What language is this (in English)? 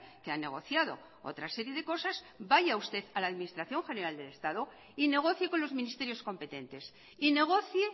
Spanish